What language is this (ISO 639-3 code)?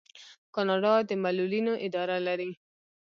pus